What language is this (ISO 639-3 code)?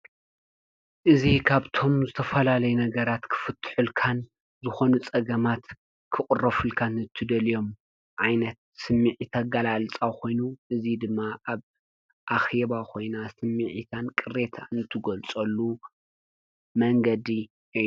tir